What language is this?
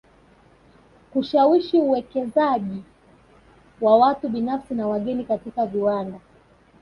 Swahili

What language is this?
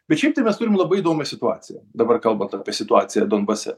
Lithuanian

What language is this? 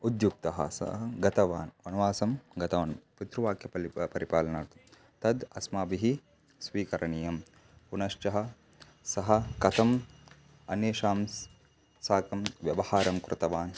Sanskrit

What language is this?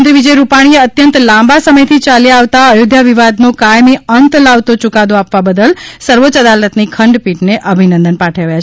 Gujarati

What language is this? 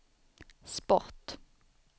Swedish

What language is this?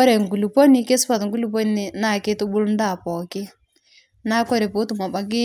Masai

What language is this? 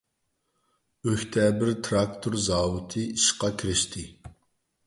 Uyghur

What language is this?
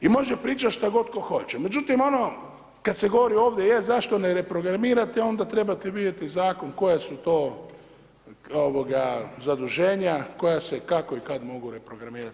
Croatian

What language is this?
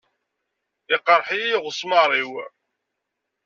Kabyle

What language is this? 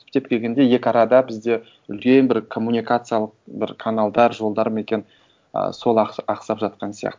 Kazakh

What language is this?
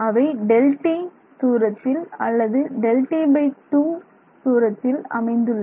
Tamil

